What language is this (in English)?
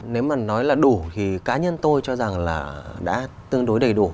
Vietnamese